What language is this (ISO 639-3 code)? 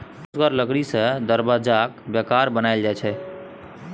mai